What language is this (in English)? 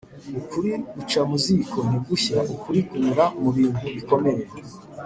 Kinyarwanda